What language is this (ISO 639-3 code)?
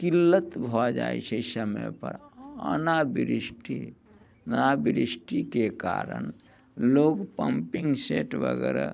mai